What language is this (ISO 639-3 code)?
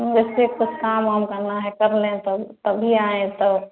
hin